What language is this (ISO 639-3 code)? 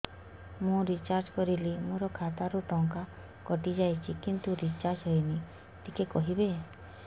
ori